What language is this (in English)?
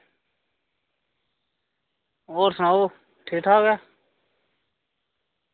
Dogri